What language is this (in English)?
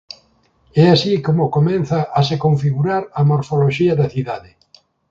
Galician